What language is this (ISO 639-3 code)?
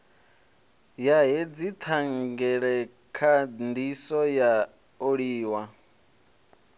ven